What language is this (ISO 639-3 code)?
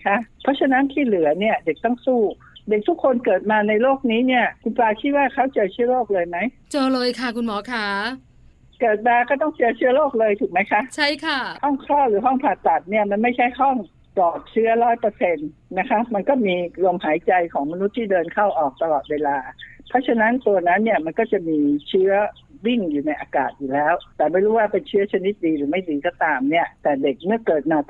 tha